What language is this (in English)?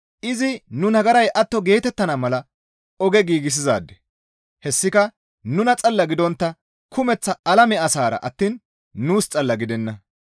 Gamo